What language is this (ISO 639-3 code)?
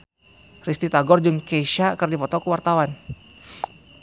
sun